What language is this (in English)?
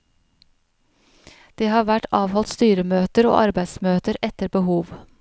Norwegian